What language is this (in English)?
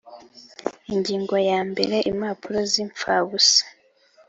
Kinyarwanda